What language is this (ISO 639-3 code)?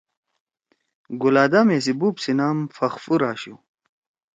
trw